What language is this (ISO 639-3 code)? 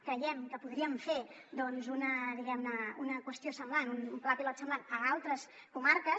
cat